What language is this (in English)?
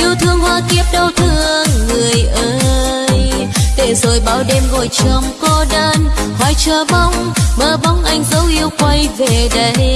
Vietnamese